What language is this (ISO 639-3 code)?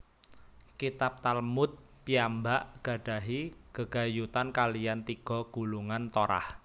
jav